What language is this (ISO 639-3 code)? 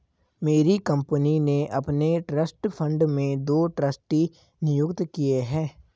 hin